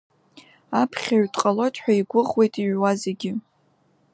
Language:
Abkhazian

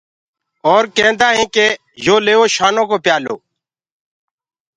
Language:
Gurgula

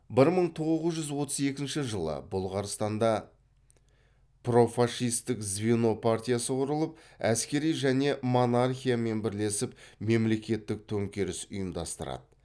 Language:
Kazakh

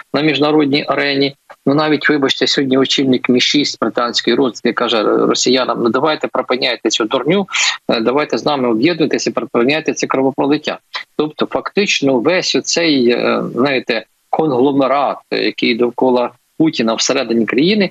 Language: Ukrainian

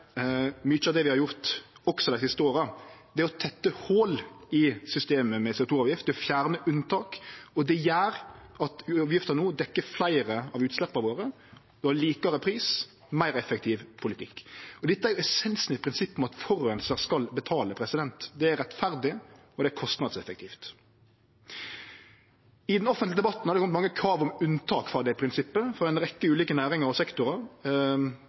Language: Norwegian Nynorsk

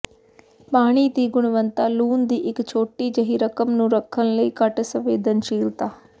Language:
Punjabi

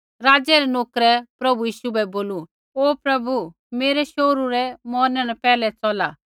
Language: Kullu Pahari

